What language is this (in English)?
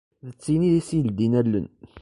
Kabyle